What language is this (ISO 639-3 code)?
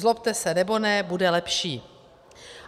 ces